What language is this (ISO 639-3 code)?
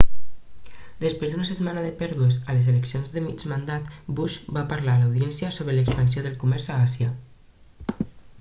cat